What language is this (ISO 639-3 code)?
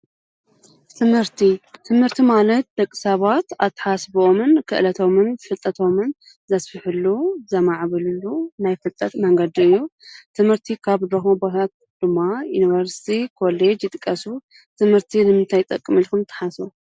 tir